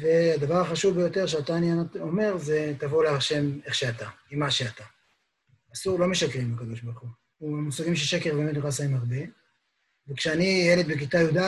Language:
Hebrew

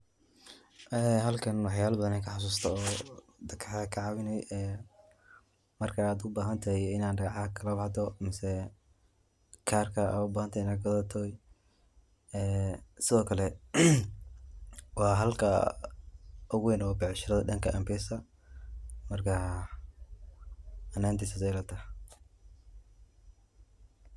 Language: Somali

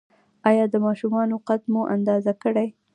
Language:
Pashto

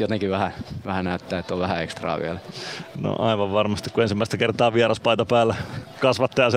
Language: Finnish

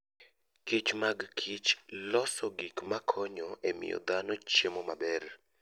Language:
Luo (Kenya and Tanzania)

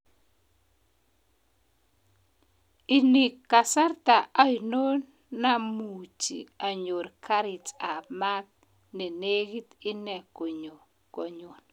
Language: Kalenjin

